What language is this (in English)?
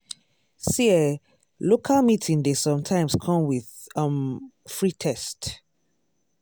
Nigerian Pidgin